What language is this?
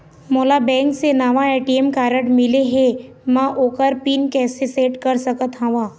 Chhattisgarhi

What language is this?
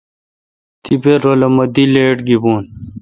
Kalkoti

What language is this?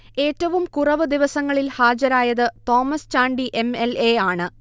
Malayalam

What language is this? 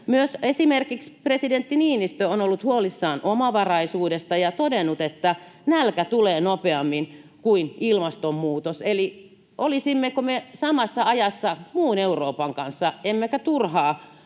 Finnish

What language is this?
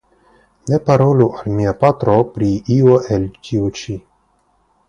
Esperanto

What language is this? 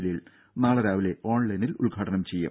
Malayalam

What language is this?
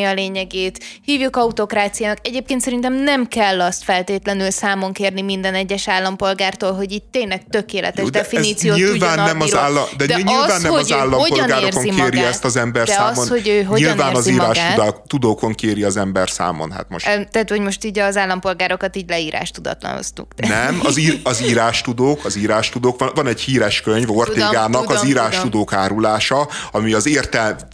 Hungarian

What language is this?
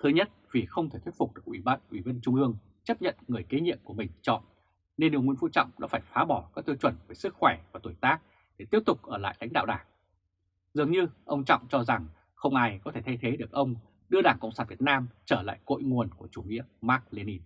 Vietnamese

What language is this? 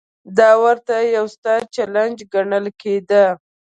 Pashto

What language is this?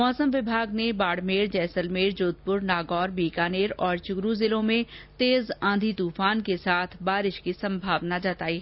Hindi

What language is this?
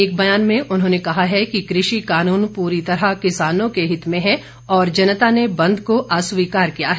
Hindi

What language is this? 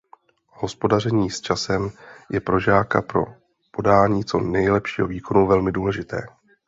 Czech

